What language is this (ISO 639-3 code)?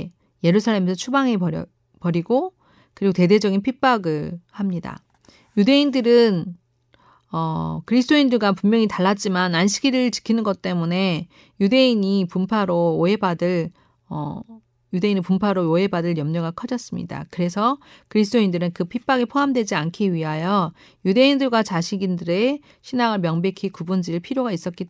kor